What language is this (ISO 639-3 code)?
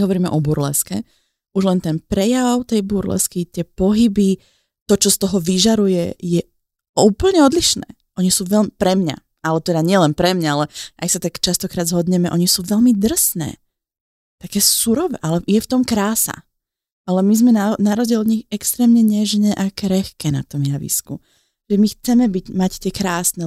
slk